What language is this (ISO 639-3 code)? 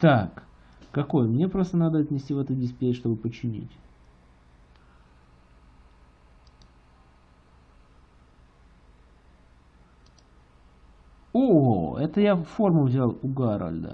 rus